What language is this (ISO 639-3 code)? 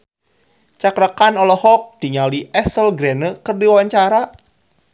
sun